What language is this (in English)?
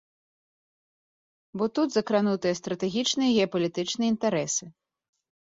Belarusian